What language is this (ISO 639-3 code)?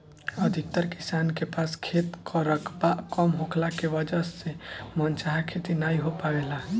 bho